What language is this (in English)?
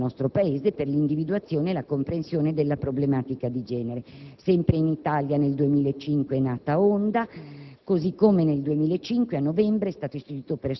Italian